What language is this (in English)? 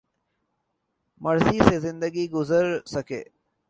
Urdu